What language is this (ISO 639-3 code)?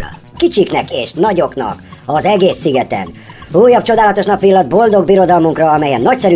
hun